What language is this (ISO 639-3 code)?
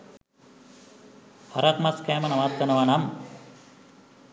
sin